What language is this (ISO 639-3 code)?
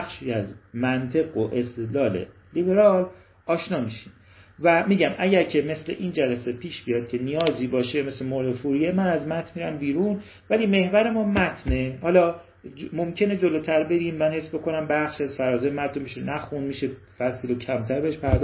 fas